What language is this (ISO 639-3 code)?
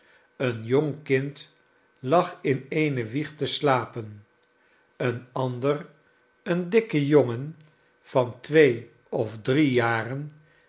nld